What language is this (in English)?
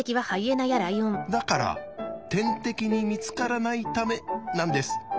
Japanese